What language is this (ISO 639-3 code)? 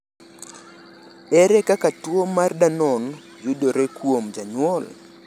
luo